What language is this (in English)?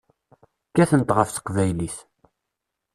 Kabyle